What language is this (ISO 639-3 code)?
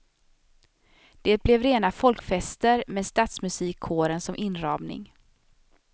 swe